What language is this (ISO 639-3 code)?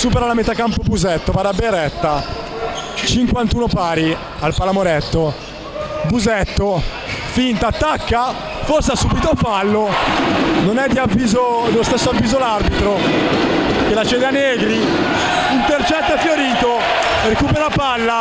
ita